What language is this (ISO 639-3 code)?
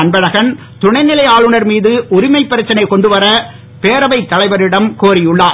tam